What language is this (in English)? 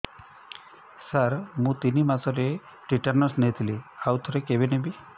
Odia